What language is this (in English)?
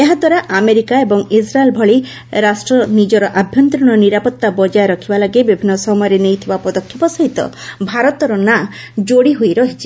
Odia